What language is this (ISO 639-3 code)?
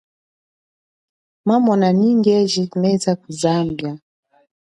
cjk